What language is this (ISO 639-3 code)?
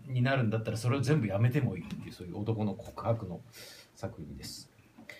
jpn